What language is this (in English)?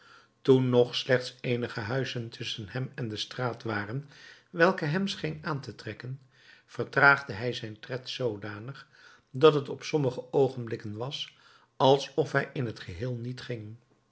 Dutch